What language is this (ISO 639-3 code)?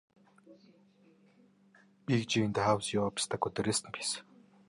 mon